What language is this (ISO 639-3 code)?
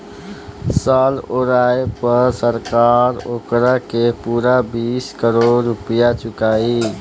bho